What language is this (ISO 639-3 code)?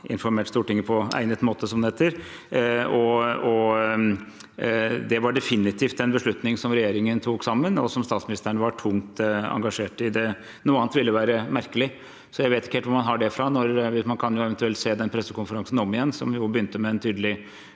nor